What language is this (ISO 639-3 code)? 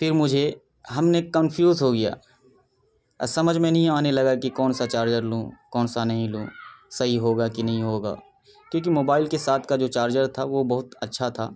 urd